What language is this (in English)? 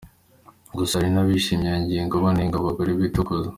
Kinyarwanda